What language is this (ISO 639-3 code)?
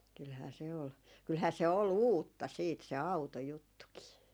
fin